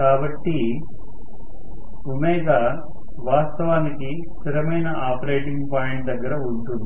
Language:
Telugu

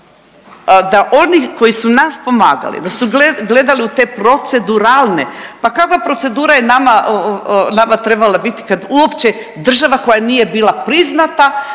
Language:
Croatian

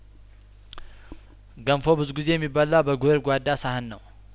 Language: Amharic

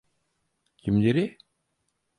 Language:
Turkish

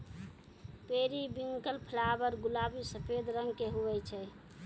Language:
Maithili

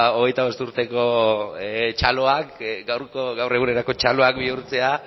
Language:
Basque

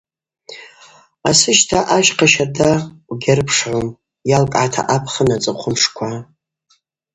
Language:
Abaza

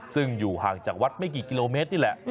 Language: Thai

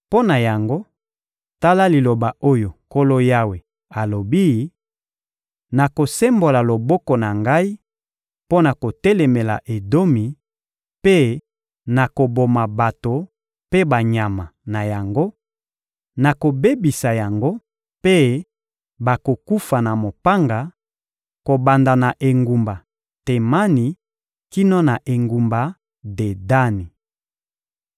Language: Lingala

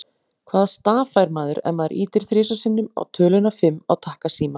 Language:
Icelandic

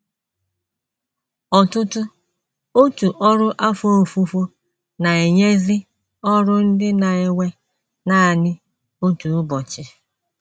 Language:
Igbo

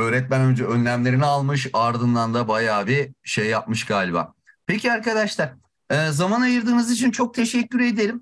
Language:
Turkish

